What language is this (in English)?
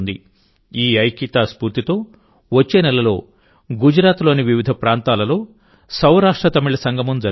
Telugu